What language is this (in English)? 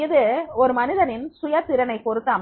Tamil